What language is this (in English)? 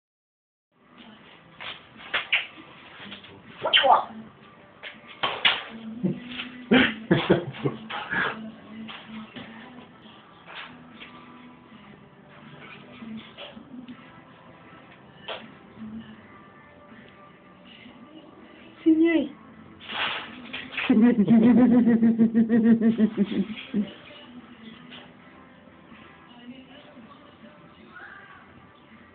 Latvian